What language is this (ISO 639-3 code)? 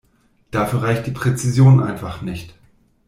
deu